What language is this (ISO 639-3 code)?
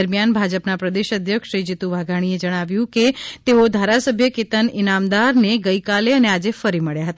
guj